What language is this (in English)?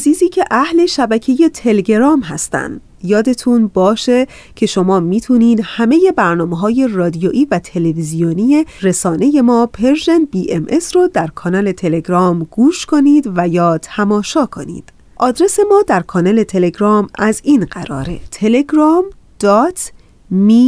Persian